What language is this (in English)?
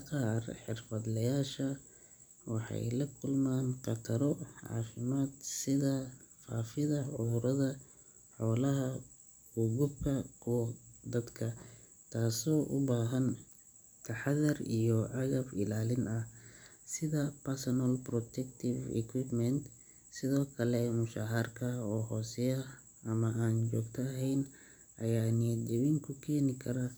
Somali